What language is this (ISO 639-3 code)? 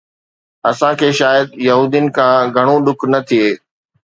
snd